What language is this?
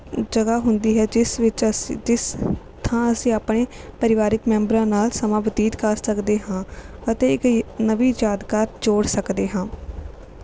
Punjabi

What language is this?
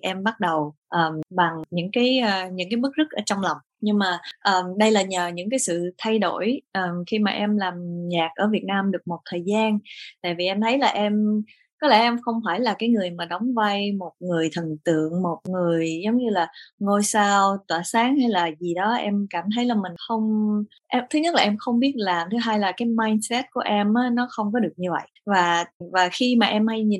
Vietnamese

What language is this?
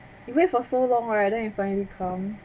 English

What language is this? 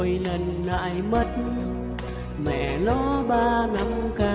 Vietnamese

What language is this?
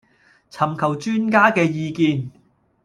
Cantonese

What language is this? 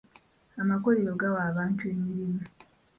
Ganda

